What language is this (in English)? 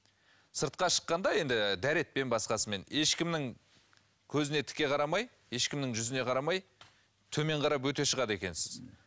Kazakh